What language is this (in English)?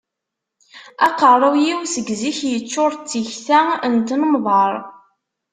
Kabyle